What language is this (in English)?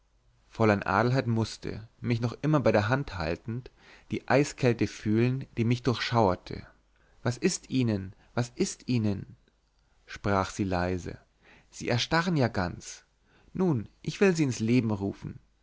German